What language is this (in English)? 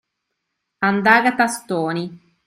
Italian